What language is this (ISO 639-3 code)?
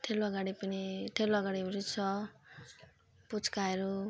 nep